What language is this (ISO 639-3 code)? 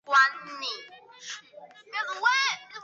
zho